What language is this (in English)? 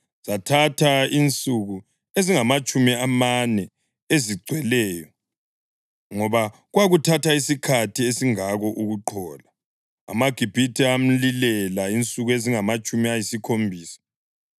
North Ndebele